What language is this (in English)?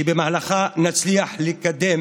Hebrew